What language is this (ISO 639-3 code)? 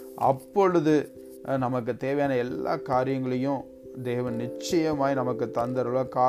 tam